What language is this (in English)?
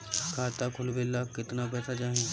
Bhojpuri